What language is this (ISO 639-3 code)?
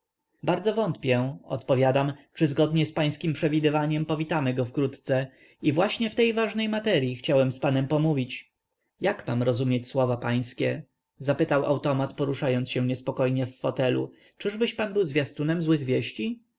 pol